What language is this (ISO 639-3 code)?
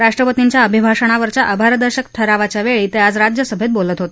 mar